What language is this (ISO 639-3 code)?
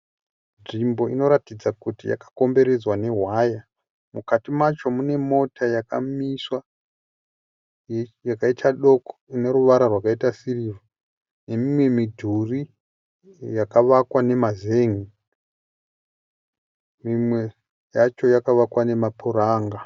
sna